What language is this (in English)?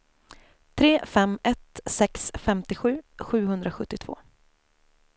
Swedish